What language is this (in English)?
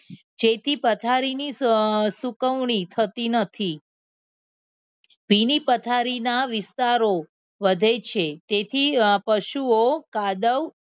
Gujarati